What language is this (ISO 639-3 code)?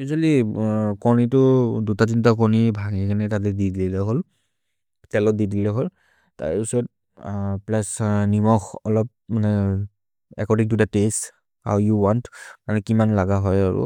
mrr